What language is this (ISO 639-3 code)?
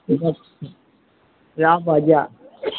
mai